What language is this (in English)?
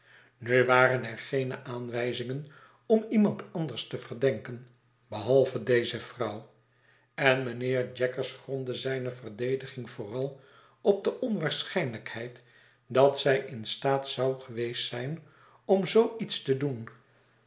Dutch